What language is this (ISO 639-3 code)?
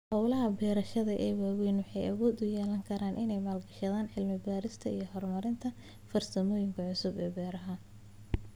som